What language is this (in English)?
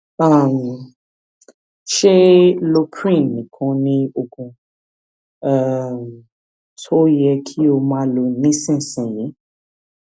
Yoruba